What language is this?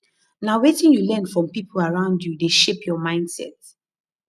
Nigerian Pidgin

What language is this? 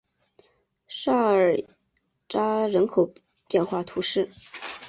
Chinese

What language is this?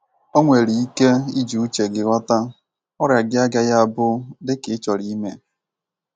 Igbo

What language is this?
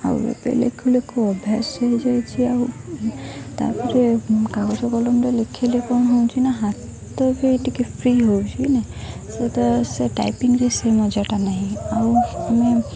Odia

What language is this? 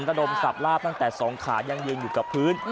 Thai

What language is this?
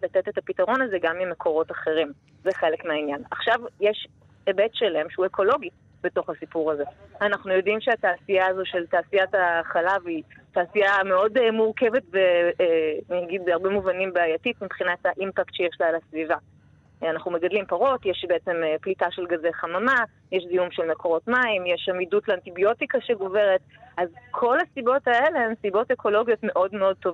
Hebrew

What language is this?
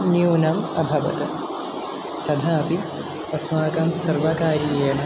Sanskrit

